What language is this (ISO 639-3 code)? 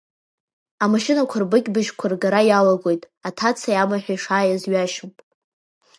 abk